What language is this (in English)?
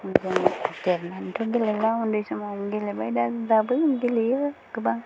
Bodo